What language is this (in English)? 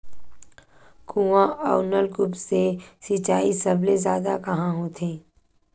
Chhattisgarhi